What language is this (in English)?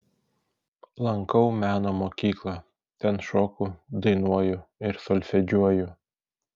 Lithuanian